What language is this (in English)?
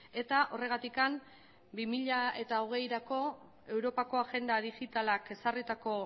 Basque